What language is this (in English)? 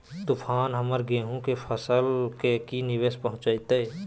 Magahi